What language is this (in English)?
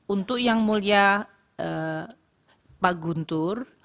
Indonesian